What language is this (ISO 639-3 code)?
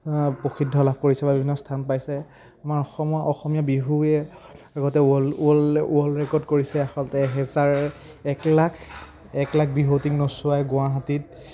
asm